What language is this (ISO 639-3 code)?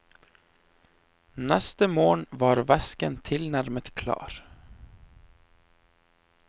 nor